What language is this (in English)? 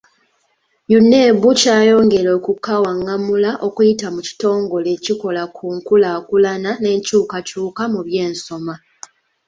Ganda